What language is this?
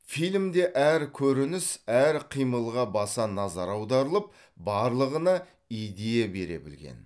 Kazakh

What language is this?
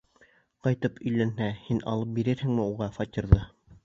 Bashkir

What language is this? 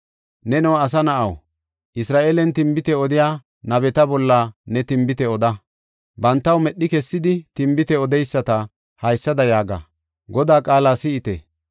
Gofa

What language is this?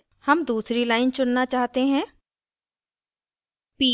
Hindi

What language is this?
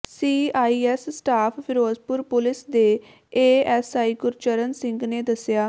Punjabi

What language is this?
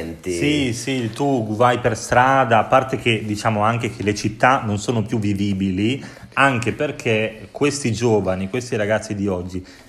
Italian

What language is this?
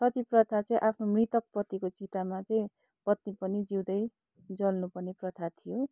Nepali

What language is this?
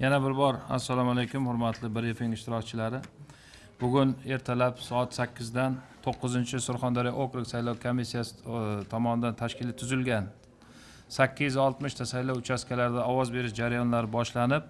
Uzbek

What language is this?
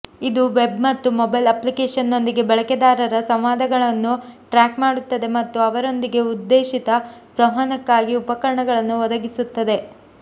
Kannada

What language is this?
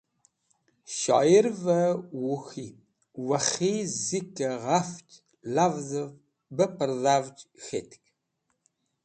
Wakhi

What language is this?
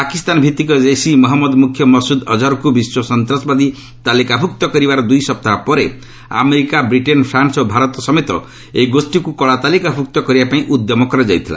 Odia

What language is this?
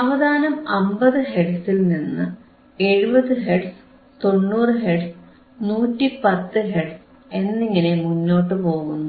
Malayalam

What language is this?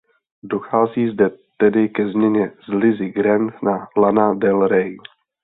Czech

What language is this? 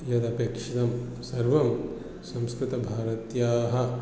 Sanskrit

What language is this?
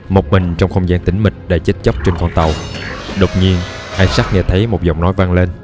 Vietnamese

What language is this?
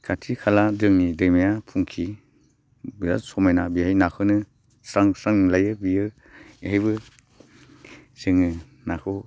Bodo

